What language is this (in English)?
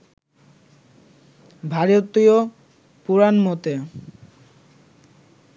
Bangla